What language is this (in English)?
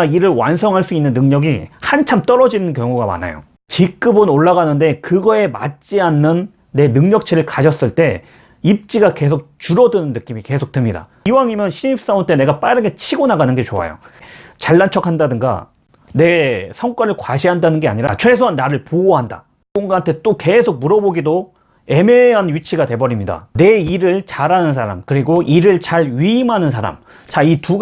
Korean